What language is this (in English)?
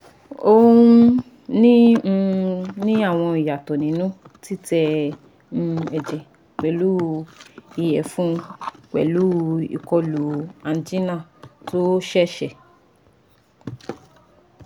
Yoruba